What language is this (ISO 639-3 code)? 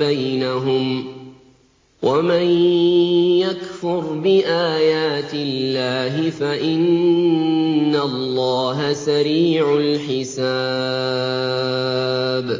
ara